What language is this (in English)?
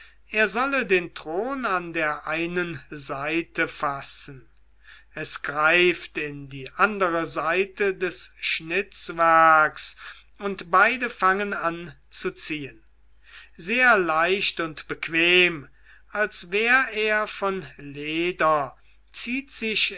German